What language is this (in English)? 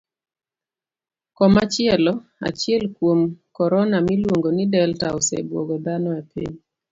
Luo (Kenya and Tanzania)